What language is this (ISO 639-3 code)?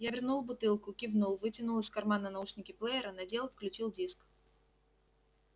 rus